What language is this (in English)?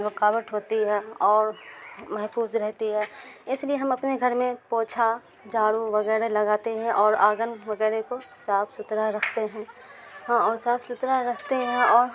Urdu